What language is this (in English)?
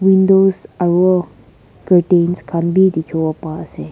Naga Pidgin